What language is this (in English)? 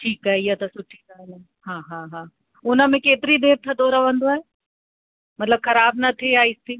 Sindhi